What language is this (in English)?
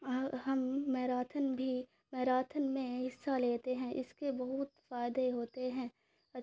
Urdu